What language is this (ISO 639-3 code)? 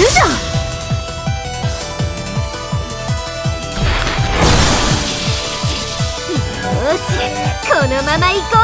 jpn